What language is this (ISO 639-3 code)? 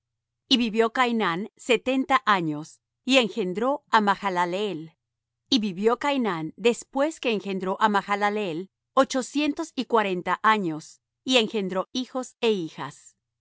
spa